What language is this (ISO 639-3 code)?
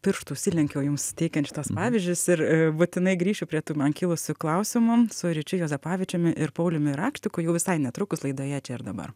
lit